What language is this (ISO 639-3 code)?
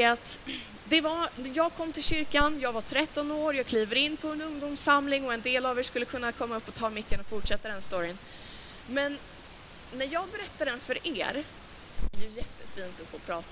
swe